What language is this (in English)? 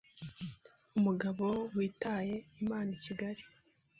Kinyarwanda